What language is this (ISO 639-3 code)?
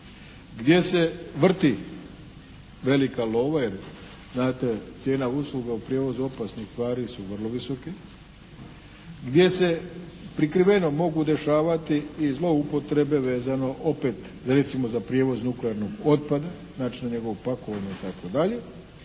hrv